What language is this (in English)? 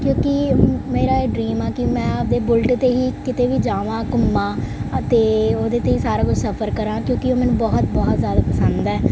Punjabi